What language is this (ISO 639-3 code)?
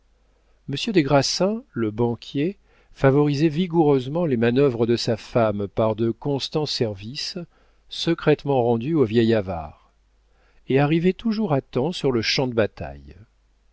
fra